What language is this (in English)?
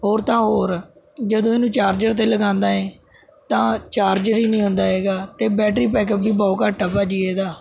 Punjabi